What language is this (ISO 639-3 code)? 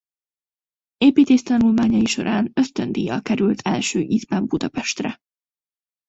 hun